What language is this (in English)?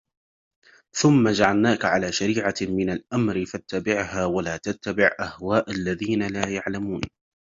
Arabic